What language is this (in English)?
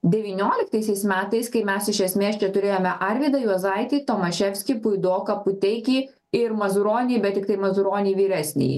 Lithuanian